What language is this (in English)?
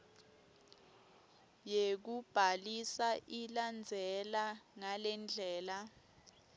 Swati